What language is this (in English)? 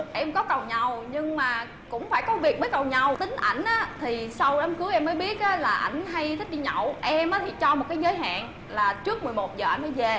Vietnamese